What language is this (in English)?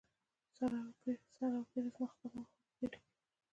Pashto